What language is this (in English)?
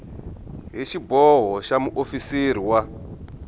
Tsonga